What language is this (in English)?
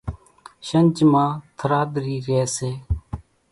Kachi Koli